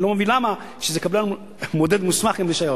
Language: Hebrew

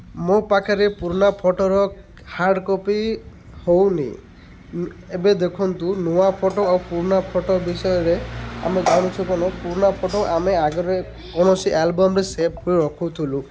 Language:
Odia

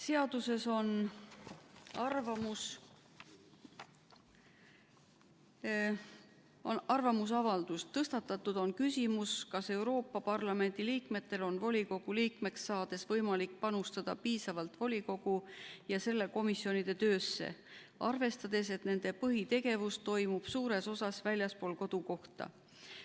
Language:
Estonian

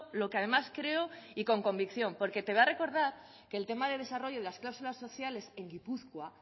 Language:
Spanish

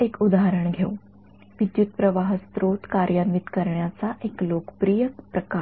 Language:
Marathi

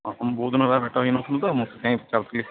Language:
Odia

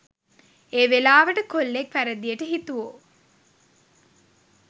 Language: Sinhala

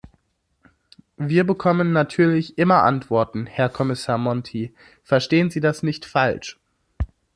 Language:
German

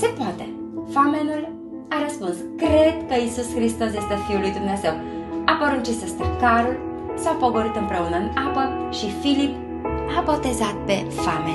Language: Romanian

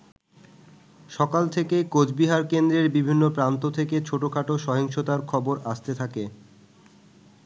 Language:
Bangla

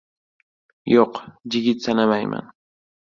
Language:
Uzbek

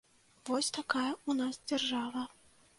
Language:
Belarusian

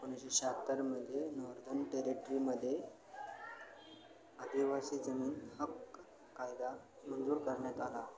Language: Marathi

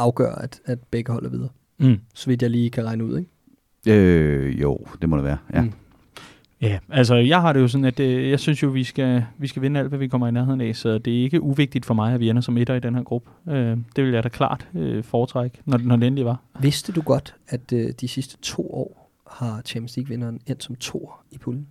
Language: Danish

